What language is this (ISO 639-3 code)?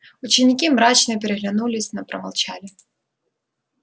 rus